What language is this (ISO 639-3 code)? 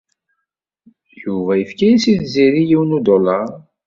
kab